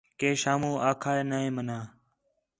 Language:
Khetrani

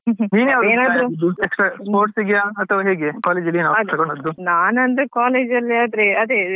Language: Kannada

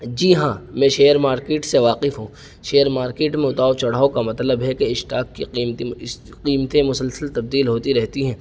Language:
Urdu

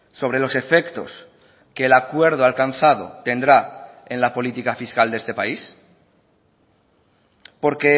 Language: Spanish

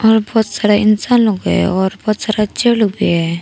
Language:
Hindi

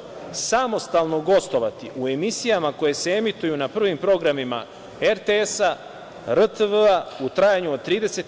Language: Serbian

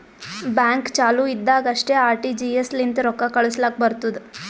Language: Kannada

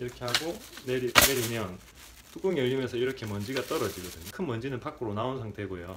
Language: Korean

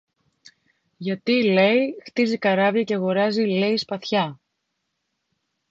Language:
Greek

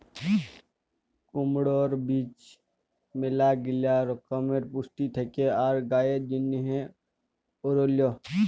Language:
Bangla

